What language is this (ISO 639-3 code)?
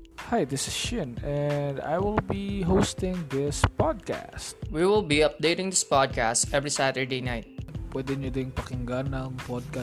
fil